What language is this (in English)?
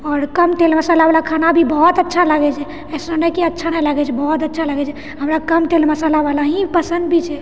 Maithili